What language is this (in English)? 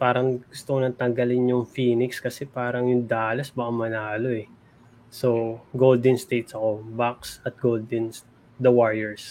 Filipino